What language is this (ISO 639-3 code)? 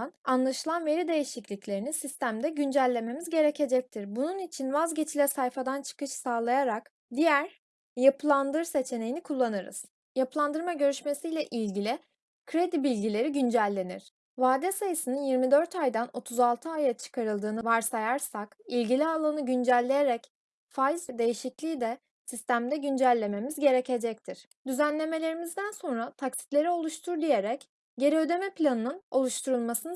tur